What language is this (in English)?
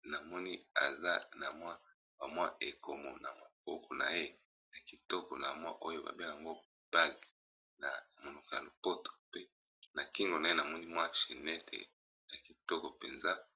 Lingala